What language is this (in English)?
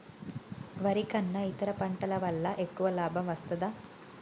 Telugu